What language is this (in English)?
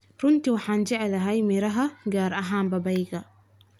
Somali